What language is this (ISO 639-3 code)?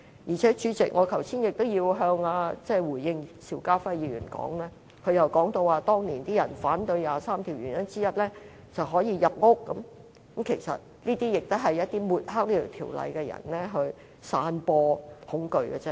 yue